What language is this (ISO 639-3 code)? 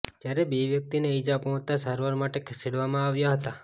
guj